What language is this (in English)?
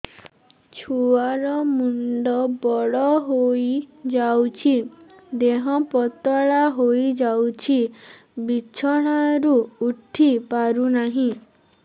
Odia